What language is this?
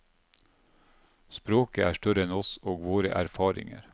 Norwegian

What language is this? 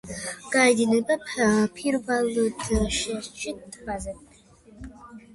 Georgian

